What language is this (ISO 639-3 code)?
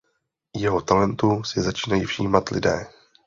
ces